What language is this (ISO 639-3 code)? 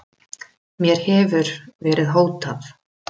isl